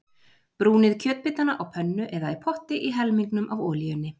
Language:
Icelandic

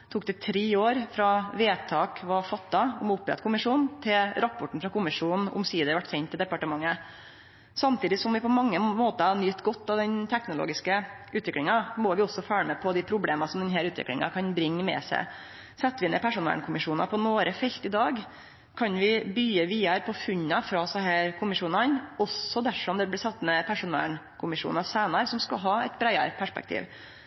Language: Norwegian Nynorsk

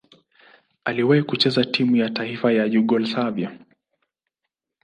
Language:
Swahili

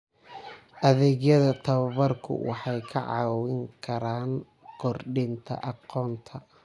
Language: Somali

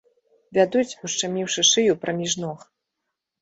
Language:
Belarusian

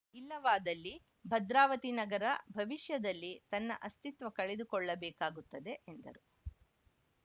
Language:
Kannada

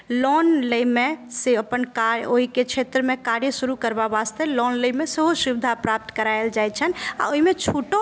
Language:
Maithili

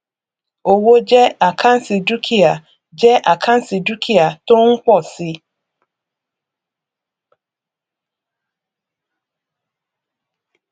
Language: Yoruba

